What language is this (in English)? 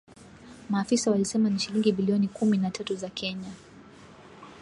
Swahili